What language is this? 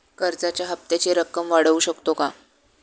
Marathi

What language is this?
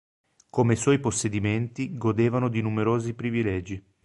Italian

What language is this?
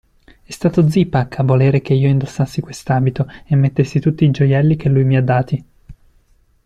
Italian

